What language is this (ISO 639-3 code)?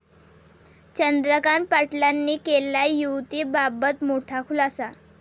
mar